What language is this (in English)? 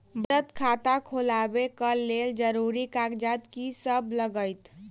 Maithili